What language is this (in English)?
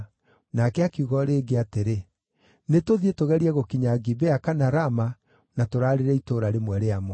Kikuyu